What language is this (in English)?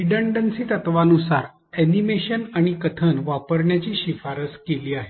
Marathi